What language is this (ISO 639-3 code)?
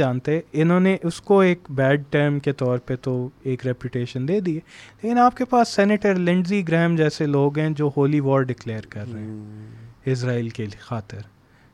urd